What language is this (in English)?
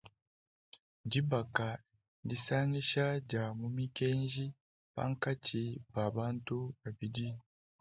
Luba-Lulua